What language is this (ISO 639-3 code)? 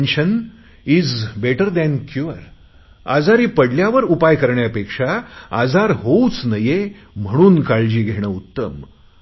mar